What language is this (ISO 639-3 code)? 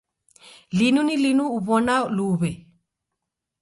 dav